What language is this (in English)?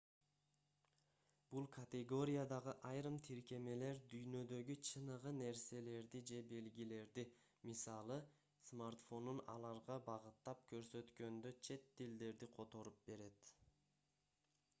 Kyrgyz